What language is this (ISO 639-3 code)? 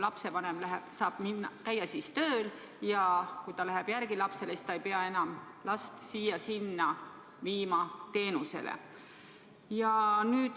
est